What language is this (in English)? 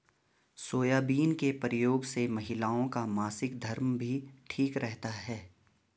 Hindi